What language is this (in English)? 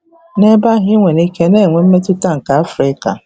Igbo